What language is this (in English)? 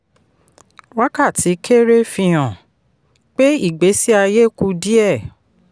Yoruba